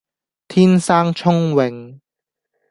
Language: Cantonese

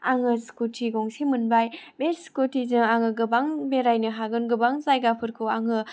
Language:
Bodo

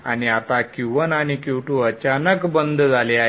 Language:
Marathi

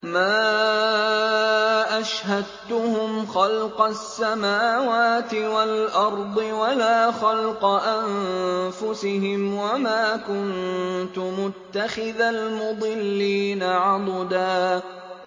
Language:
Arabic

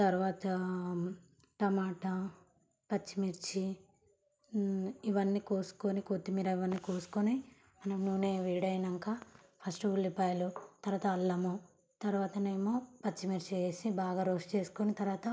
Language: Telugu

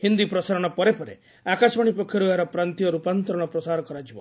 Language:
Odia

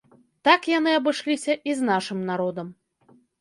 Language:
Belarusian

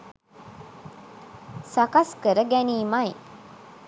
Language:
Sinhala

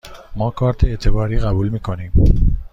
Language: Persian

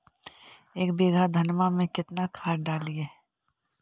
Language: Magahi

